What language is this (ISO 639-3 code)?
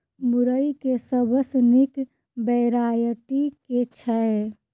mai